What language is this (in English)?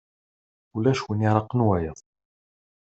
Kabyle